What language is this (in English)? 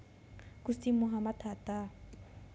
Javanese